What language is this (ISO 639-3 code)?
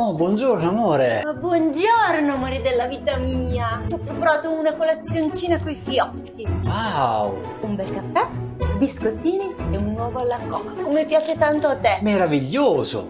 ita